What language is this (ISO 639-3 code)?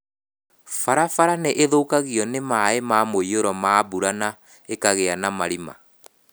kik